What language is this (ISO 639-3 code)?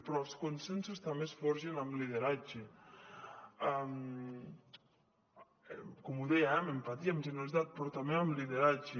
cat